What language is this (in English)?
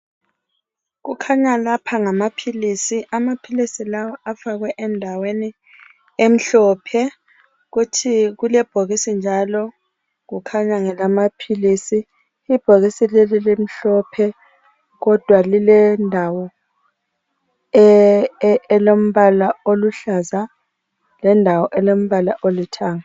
North Ndebele